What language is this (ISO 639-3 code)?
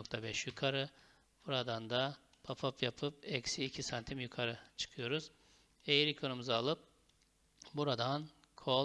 tur